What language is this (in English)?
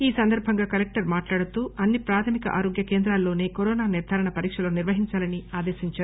Telugu